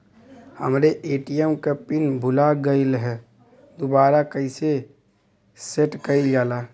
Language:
Bhojpuri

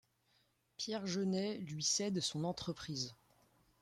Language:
French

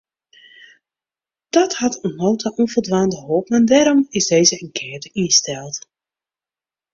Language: Western Frisian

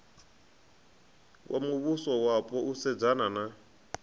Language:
Venda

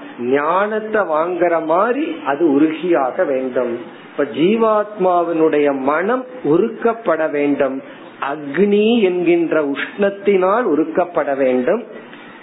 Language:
Tamil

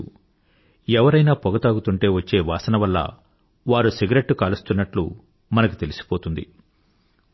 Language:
Telugu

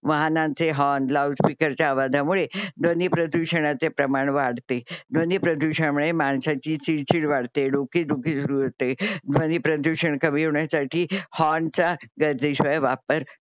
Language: Marathi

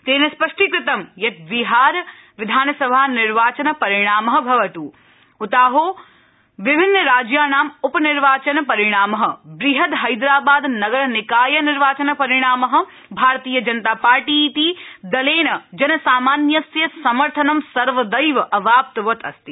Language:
Sanskrit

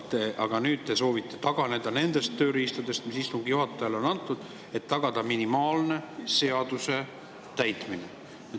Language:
Estonian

